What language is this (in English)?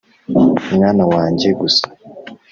Kinyarwanda